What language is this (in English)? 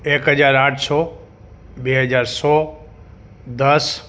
Gujarati